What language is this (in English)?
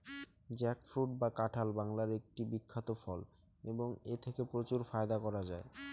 Bangla